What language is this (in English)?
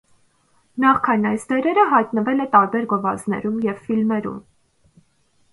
Armenian